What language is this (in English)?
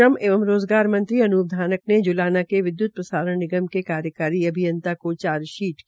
Hindi